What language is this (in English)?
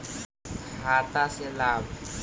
Magahi